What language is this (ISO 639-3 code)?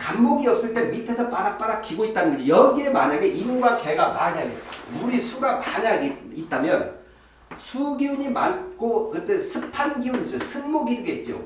kor